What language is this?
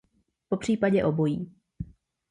Czech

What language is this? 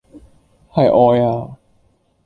Cantonese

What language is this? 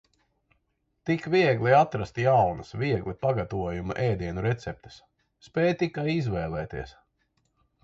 Latvian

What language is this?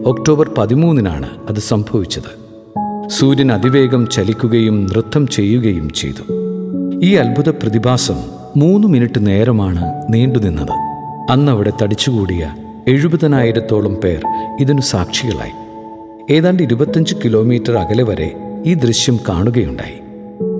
Malayalam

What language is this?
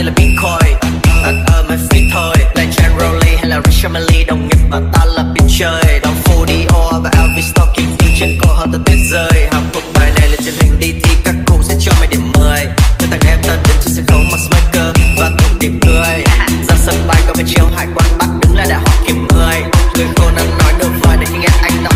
Vietnamese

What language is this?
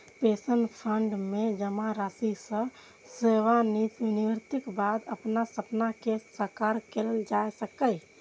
Maithili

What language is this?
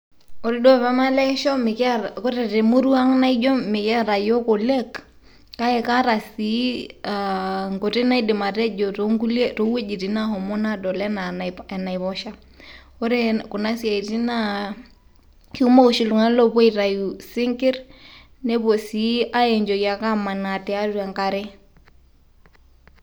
Masai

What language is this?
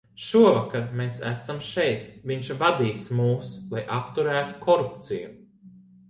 Latvian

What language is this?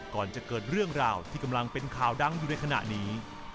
Thai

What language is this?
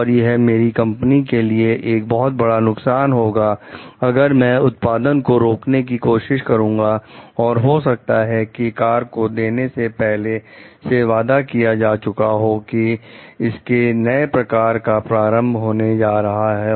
Hindi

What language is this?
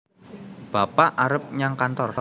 Javanese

